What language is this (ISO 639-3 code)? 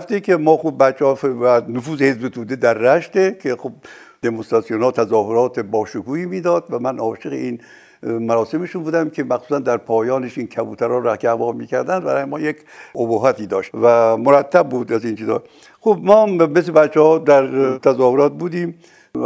fas